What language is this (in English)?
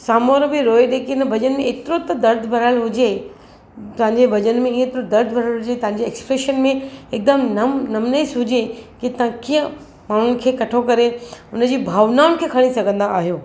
Sindhi